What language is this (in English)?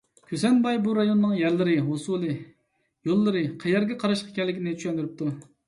Uyghur